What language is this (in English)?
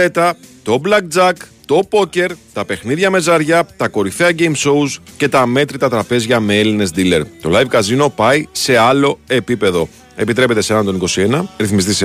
Greek